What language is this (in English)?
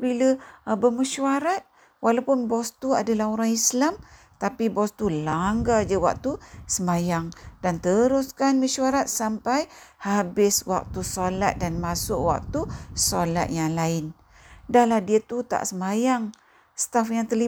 Malay